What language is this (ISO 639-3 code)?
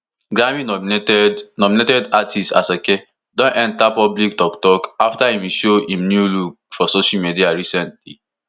pcm